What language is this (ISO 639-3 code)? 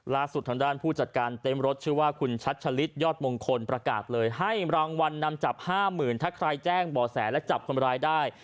tha